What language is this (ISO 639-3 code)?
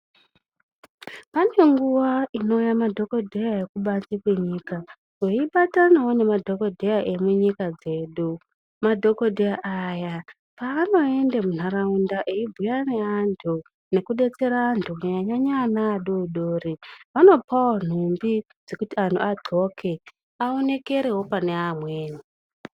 ndc